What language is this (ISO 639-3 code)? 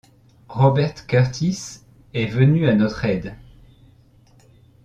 fra